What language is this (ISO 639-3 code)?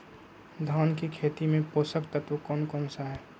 mag